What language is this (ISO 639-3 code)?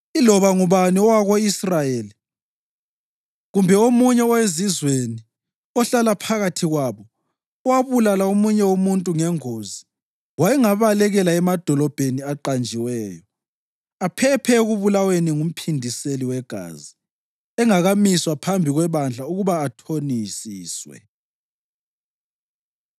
nde